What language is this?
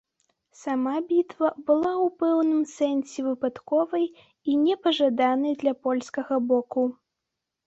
Belarusian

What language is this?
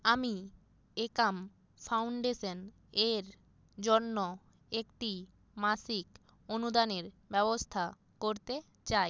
Bangla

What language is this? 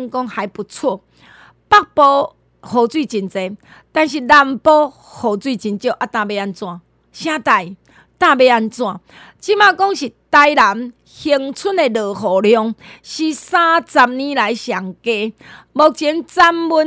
Chinese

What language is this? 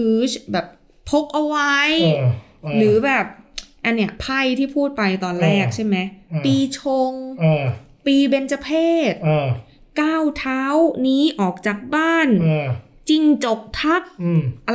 Thai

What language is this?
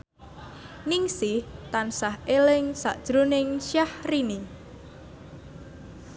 Javanese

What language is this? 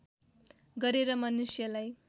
Nepali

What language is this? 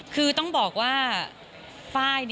Thai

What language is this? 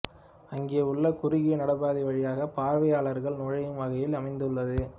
Tamil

